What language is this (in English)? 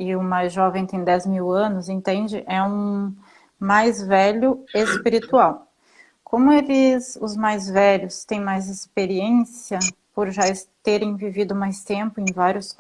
Portuguese